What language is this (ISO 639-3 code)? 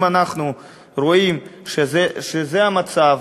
heb